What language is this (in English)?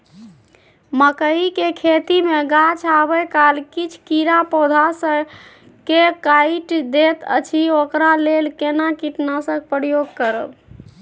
Maithili